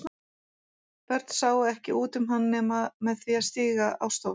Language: Icelandic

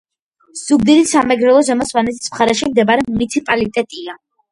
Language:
Georgian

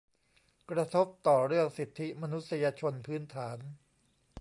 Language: Thai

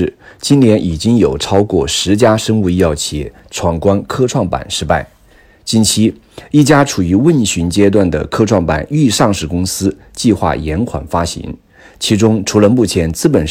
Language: Chinese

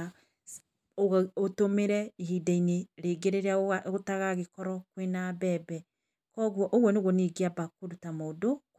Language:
Kikuyu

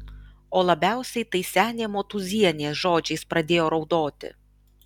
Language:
Lithuanian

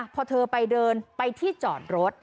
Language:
Thai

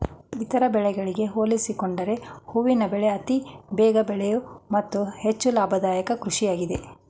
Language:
Kannada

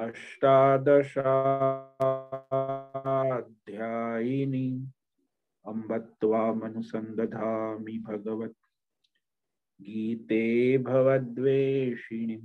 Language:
Hindi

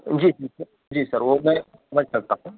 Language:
Urdu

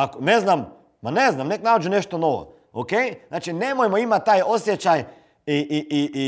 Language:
Croatian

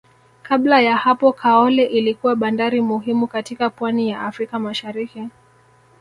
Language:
Swahili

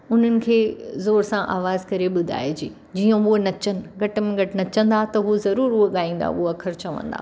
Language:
Sindhi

